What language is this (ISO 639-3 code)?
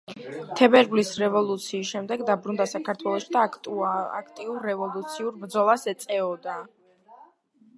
kat